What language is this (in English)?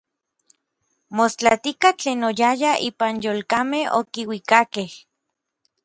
Orizaba Nahuatl